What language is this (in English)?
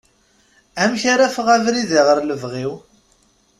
Kabyle